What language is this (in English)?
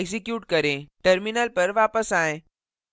Hindi